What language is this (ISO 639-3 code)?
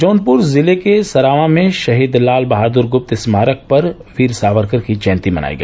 hin